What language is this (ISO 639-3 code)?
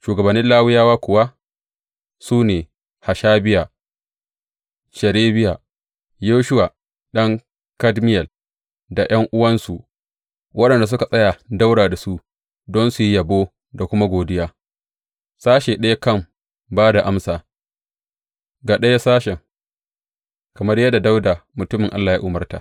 hau